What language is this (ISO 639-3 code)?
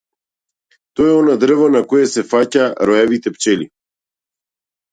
mkd